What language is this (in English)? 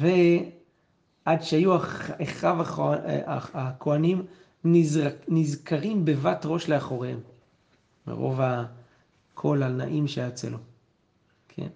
Hebrew